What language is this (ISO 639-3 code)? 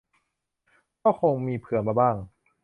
tha